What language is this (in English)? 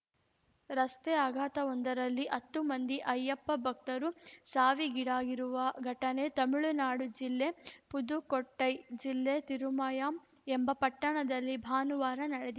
Kannada